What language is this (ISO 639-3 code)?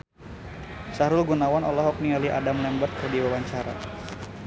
sun